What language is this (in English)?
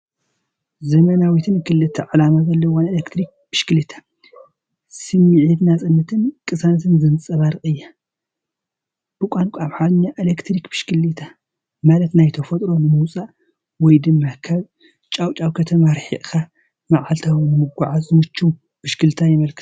Tigrinya